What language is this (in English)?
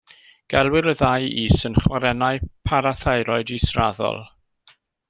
Welsh